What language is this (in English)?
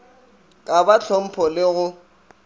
Northern Sotho